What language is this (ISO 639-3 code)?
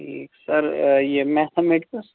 kas